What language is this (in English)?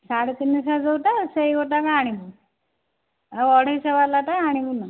Odia